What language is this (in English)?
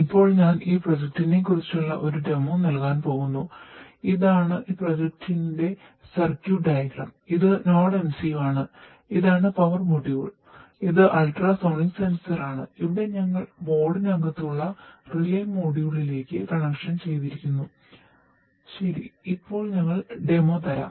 Malayalam